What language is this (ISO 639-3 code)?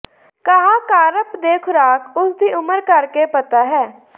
pan